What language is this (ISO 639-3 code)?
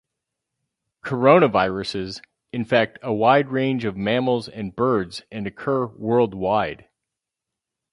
eng